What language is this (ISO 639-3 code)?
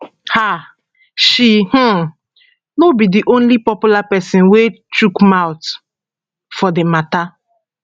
pcm